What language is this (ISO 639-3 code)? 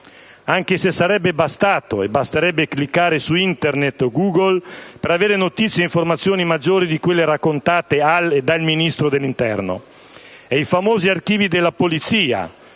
ita